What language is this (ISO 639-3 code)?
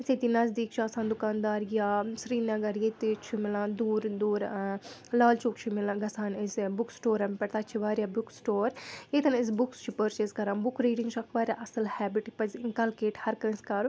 kas